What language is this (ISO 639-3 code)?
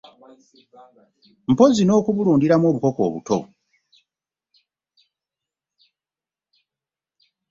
lug